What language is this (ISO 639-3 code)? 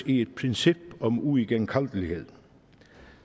dan